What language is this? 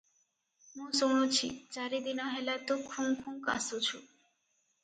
Odia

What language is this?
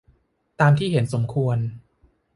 Thai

